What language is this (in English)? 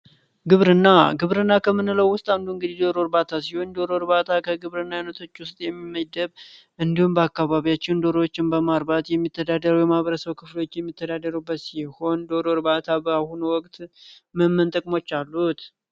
Amharic